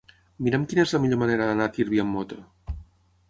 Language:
Catalan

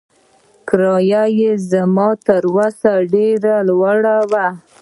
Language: Pashto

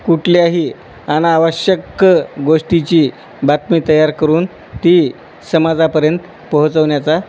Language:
Marathi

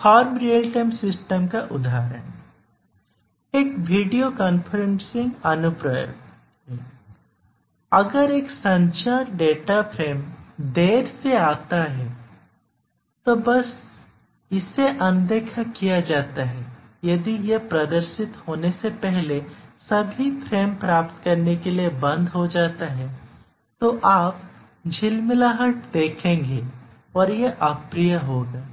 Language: Hindi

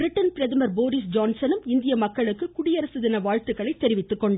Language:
Tamil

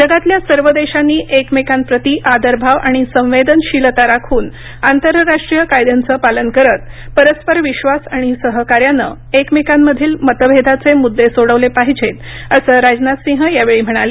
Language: Marathi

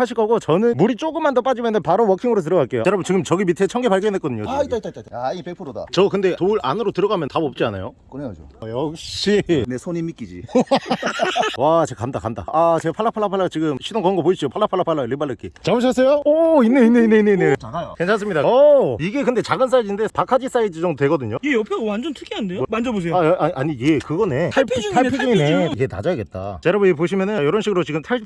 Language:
Korean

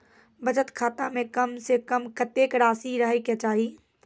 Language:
Maithili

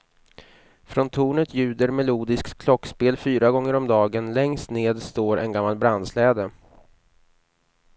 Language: Swedish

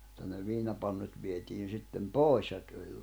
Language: Finnish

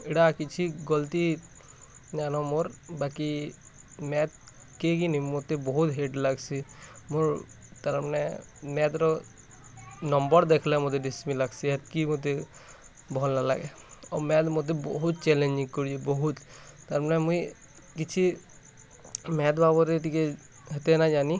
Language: Odia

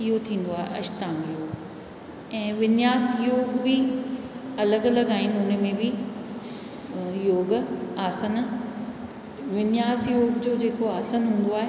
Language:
Sindhi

